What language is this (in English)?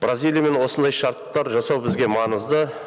Kazakh